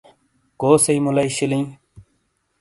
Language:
Shina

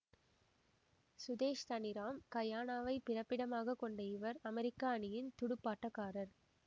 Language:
Tamil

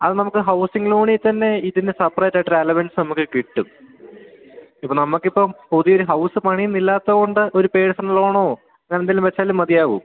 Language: Malayalam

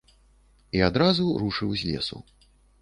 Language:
Belarusian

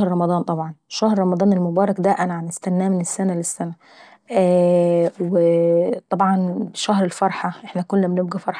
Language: Saidi Arabic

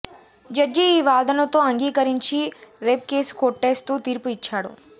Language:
Telugu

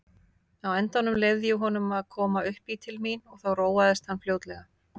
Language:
Icelandic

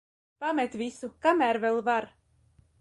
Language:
Latvian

